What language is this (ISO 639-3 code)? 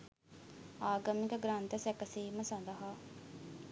sin